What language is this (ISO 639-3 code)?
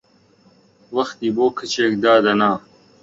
ckb